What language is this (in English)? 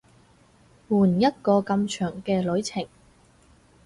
Cantonese